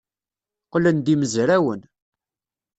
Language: Kabyle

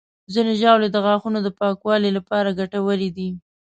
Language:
Pashto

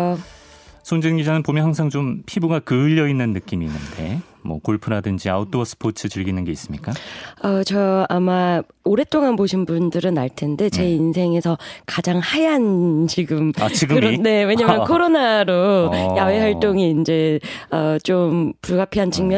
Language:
Korean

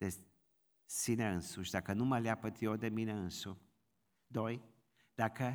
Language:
Romanian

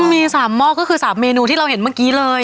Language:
Thai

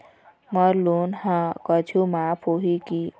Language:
Chhattisgarhi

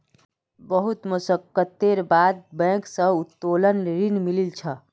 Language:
Magahi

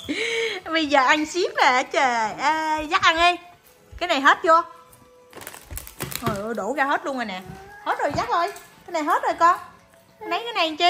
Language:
Vietnamese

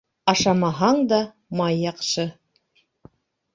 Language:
Bashkir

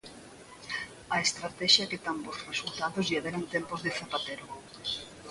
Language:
Galician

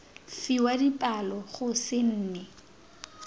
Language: Tswana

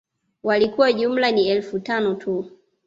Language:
Swahili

